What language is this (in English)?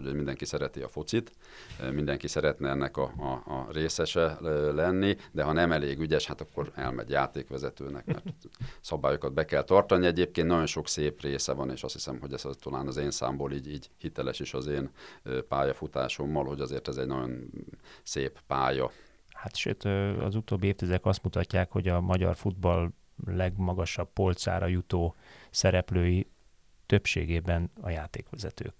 Hungarian